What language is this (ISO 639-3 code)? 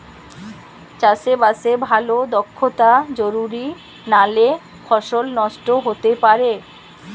ben